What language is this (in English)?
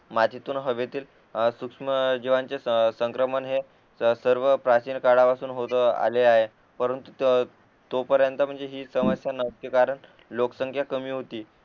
Marathi